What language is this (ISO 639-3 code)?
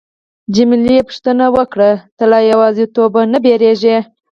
pus